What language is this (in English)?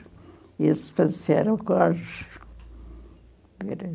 Portuguese